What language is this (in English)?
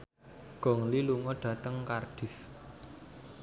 Javanese